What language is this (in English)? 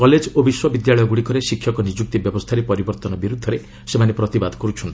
Odia